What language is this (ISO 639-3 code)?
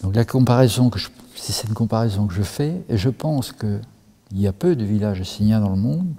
fra